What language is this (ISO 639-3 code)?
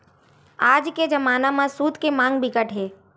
hne